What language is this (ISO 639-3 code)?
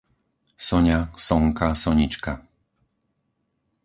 slk